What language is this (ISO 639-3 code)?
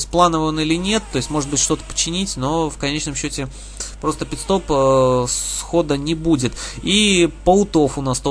rus